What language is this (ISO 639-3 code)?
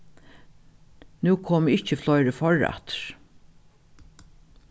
fao